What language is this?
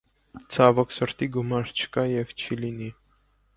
Armenian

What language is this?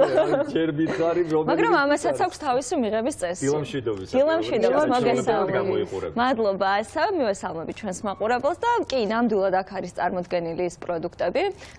Romanian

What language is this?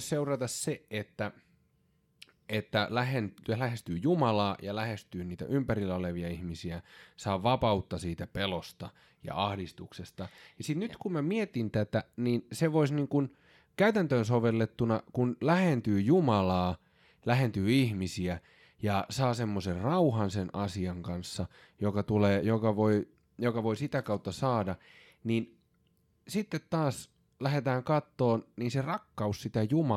Finnish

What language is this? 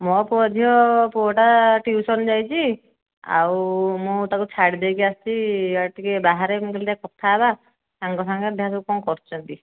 Odia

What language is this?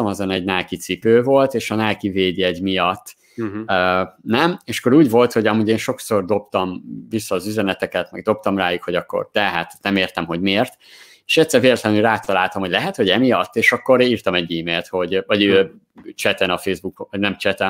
Hungarian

